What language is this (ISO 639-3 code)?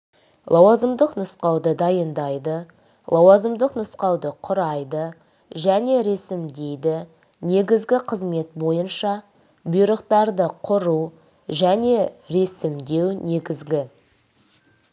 kaz